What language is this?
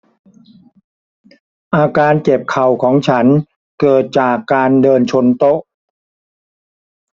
Thai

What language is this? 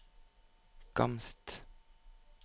Norwegian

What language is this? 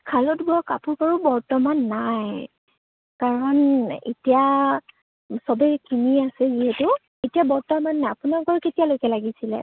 Assamese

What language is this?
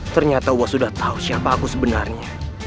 Indonesian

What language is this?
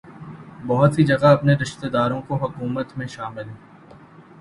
Urdu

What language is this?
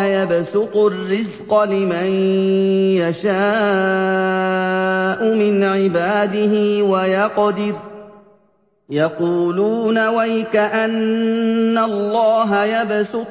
Arabic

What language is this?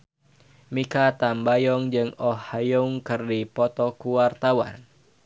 Sundanese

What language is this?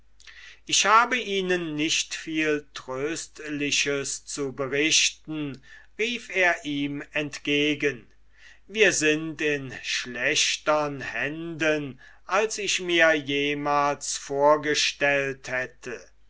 German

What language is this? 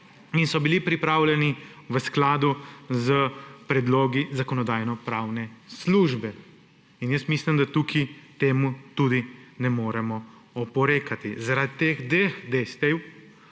Slovenian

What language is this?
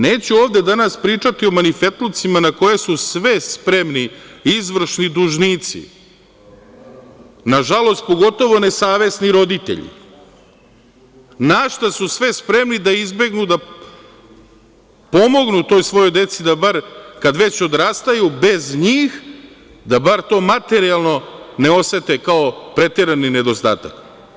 Serbian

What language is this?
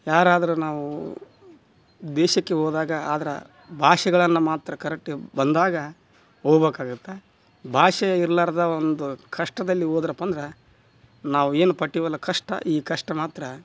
Kannada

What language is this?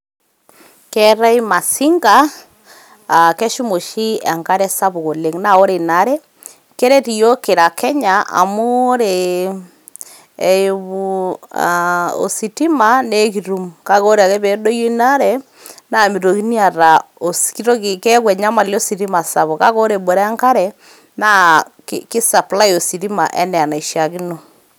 Masai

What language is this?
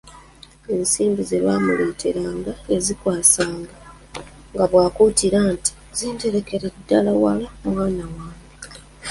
Ganda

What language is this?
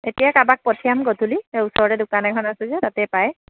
Assamese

